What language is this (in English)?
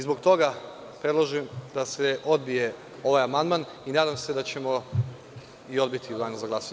Serbian